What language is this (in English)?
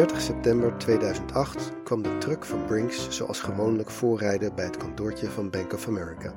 Dutch